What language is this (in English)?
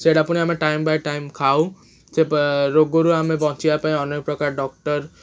Odia